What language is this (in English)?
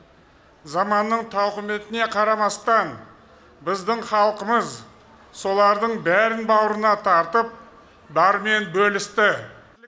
Kazakh